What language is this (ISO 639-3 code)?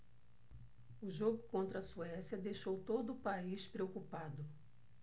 por